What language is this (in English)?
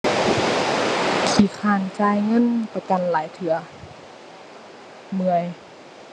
Thai